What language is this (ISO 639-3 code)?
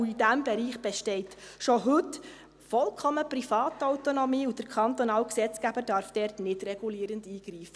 gsw